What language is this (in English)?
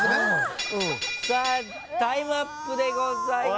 Japanese